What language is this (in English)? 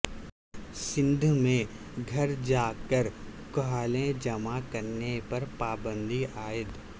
Urdu